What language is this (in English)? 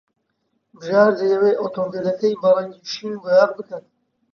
Central Kurdish